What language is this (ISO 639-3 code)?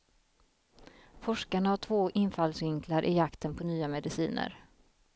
swe